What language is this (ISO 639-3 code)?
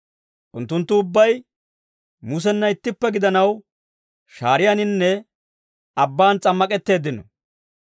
dwr